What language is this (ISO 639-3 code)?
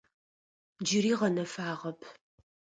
ady